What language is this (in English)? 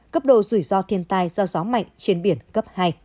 Vietnamese